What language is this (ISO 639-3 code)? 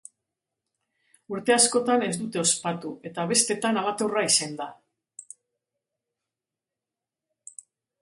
eus